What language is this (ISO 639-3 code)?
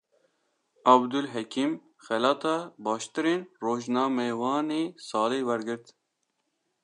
kur